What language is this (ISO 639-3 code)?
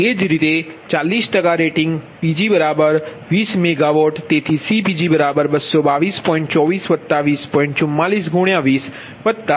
guj